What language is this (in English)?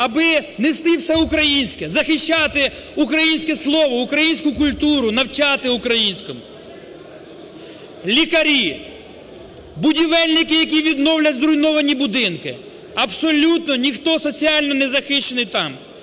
Ukrainian